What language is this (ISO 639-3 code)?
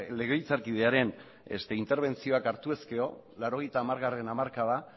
eus